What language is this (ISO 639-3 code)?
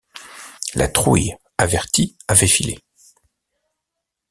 fra